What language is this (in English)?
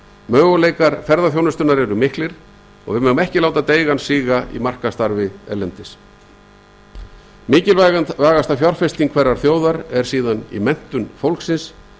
Icelandic